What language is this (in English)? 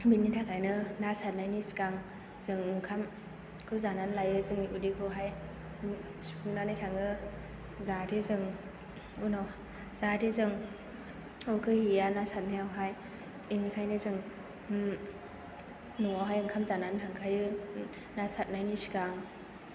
Bodo